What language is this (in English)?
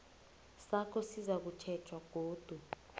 South Ndebele